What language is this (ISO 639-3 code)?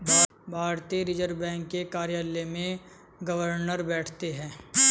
hin